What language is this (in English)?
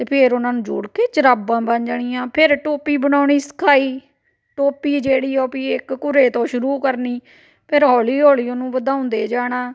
Punjabi